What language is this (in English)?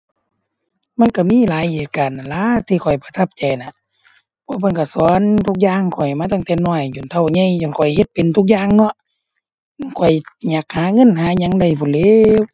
Thai